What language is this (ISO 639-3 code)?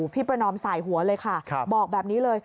tha